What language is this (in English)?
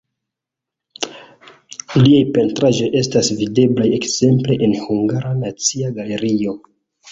Esperanto